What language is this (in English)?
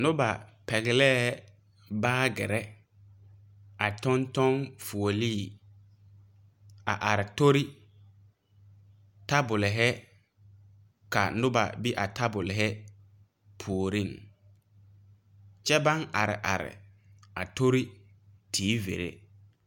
Southern Dagaare